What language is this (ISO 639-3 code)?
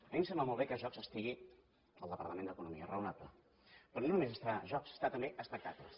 cat